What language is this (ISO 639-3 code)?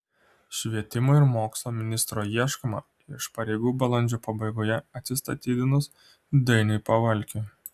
lit